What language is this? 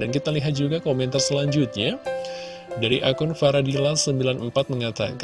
Indonesian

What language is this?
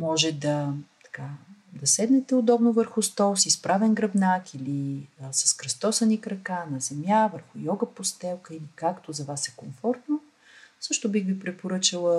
Bulgarian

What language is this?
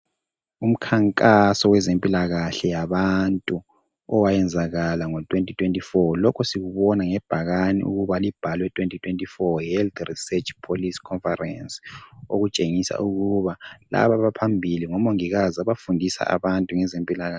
North Ndebele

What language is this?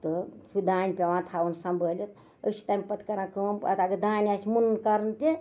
Kashmiri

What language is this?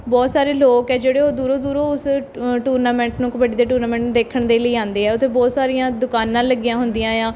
Punjabi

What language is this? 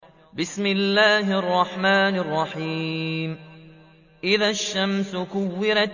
Arabic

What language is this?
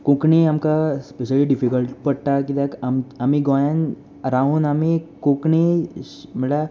Konkani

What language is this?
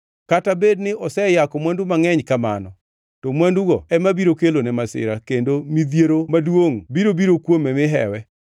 Luo (Kenya and Tanzania)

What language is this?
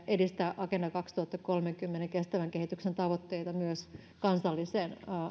Finnish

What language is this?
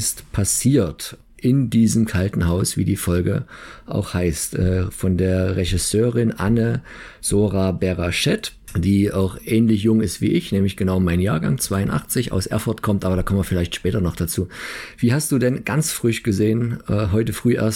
German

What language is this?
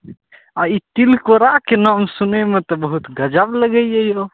Maithili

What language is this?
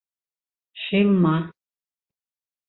Bashkir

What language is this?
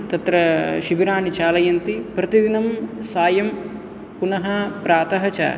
Sanskrit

